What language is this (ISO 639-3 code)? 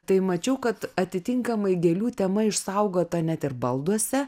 lit